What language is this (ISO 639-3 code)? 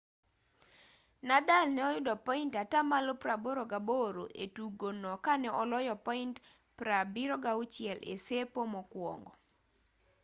luo